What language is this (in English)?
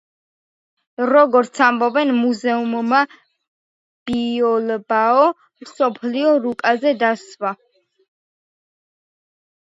Georgian